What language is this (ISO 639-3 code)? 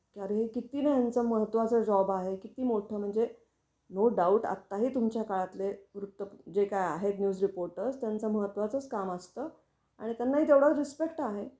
mar